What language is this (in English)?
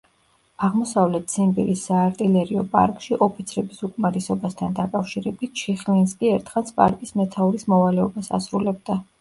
Georgian